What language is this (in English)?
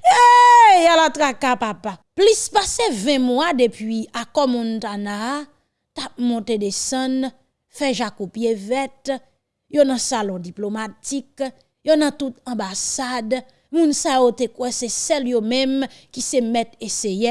French